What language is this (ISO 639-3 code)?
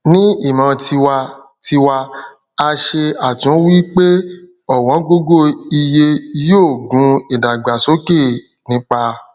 yor